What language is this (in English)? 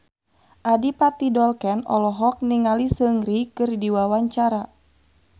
Sundanese